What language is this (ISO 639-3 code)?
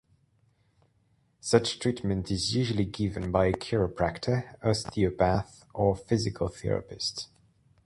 eng